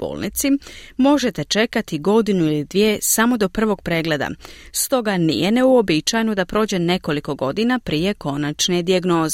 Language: Croatian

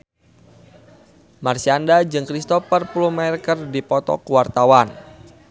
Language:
Sundanese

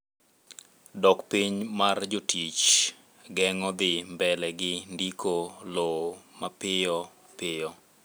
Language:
Luo (Kenya and Tanzania)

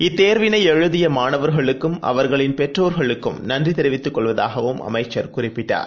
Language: Tamil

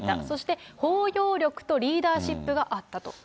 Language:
Japanese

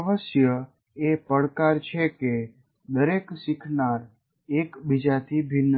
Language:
Gujarati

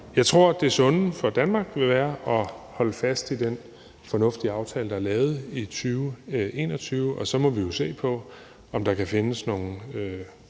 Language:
Danish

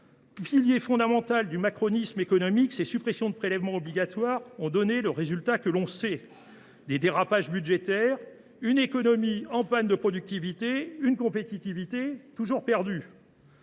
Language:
French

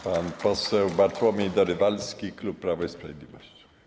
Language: Polish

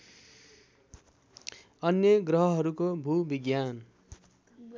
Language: Nepali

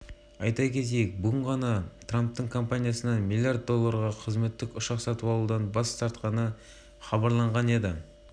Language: Kazakh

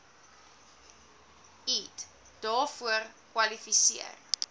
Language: Afrikaans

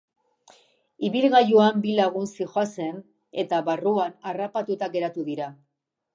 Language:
Basque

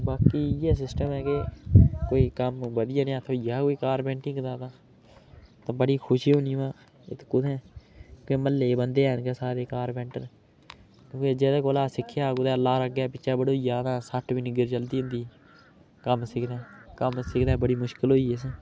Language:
Dogri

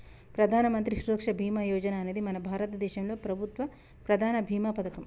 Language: Telugu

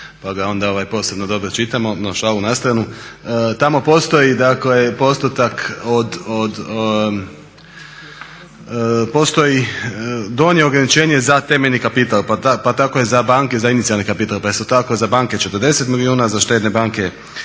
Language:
Croatian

